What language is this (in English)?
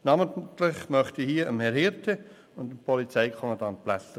Swiss German